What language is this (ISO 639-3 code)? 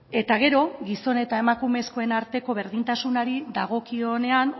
eus